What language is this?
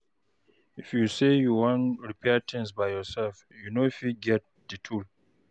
Nigerian Pidgin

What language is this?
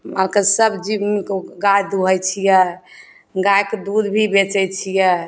Maithili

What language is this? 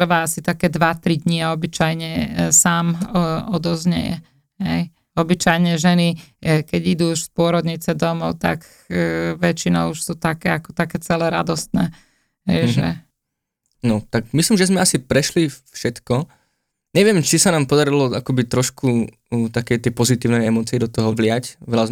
Slovak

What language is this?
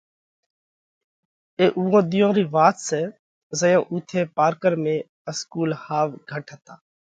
Parkari Koli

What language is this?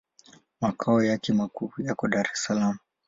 Swahili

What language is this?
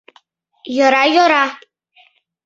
Mari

